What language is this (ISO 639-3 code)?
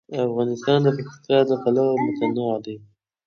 pus